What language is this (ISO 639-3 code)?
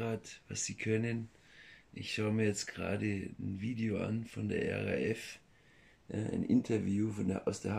deu